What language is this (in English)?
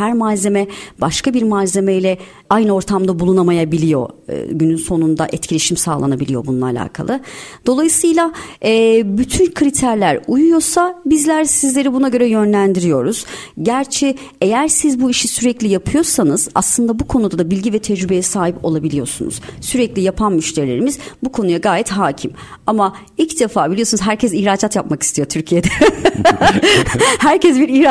Turkish